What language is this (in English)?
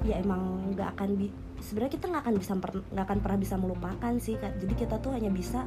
Indonesian